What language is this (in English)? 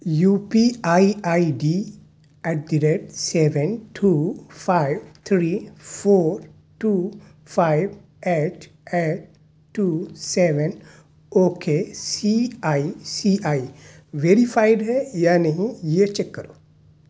Urdu